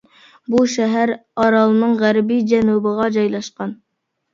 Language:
Uyghur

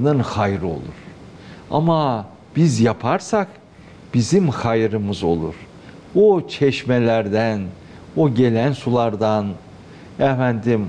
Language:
Turkish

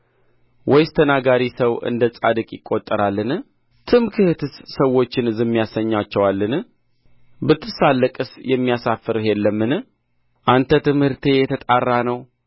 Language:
Amharic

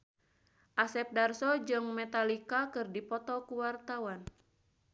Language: Sundanese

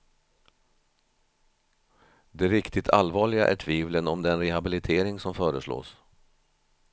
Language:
Swedish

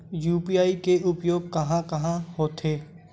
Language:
Chhattisgarhi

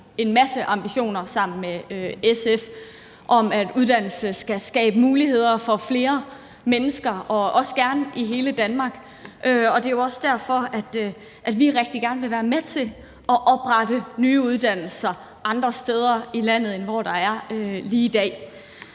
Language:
Danish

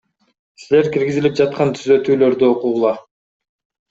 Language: Kyrgyz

